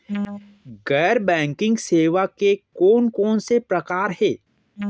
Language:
Chhattisgarhi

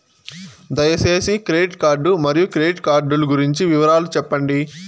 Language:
Telugu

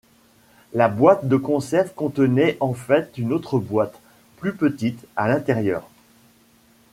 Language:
French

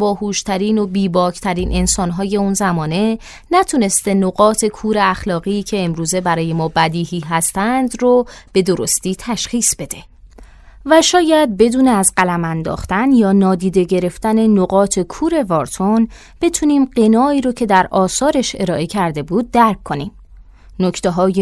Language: Persian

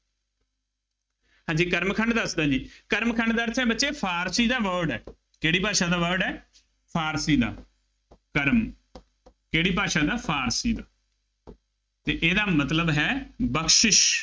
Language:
Punjabi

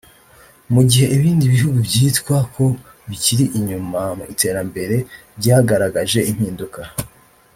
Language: Kinyarwanda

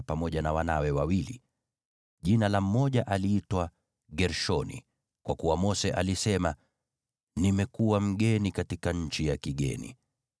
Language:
Swahili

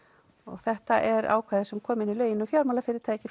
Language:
Icelandic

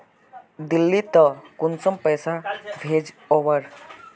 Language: Magahi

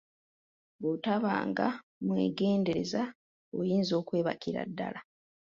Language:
Ganda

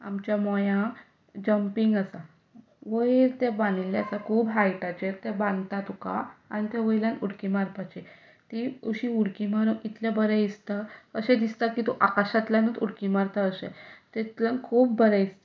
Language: Konkani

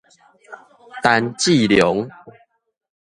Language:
Min Nan Chinese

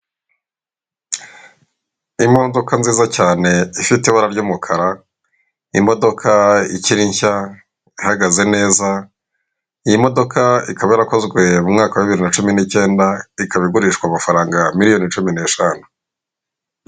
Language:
Kinyarwanda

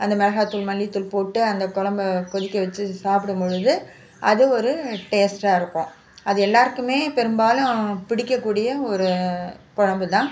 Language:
Tamil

